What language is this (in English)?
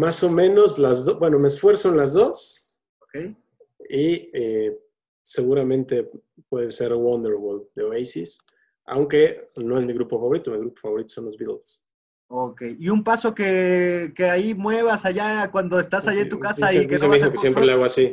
Spanish